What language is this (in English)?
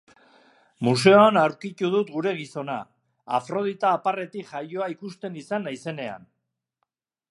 Basque